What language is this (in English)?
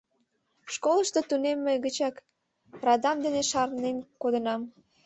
Mari